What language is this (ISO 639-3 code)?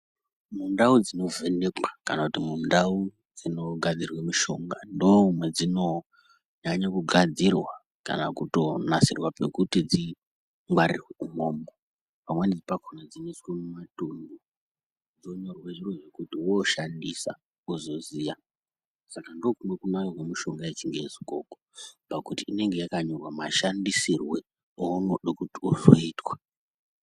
ndc